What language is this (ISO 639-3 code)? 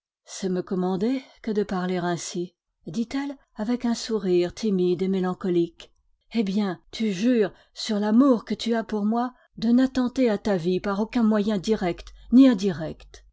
fra